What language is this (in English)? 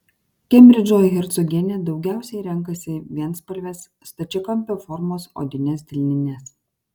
Lithuanian